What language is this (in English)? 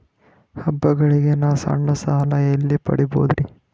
Kannada